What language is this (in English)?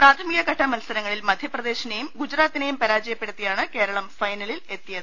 Malayalam